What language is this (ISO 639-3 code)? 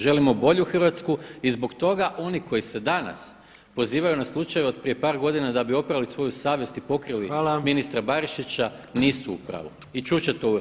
hrv